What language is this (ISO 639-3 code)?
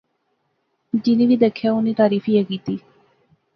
phr